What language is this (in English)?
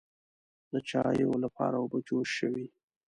Pashto